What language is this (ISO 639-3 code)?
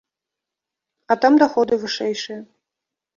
bel